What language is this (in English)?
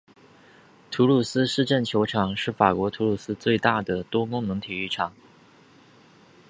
Chinese